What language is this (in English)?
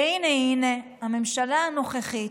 Hebrew